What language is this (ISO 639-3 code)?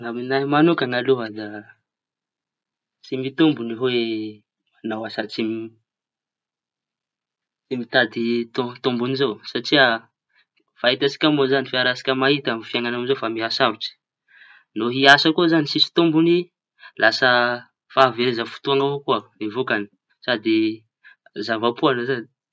txy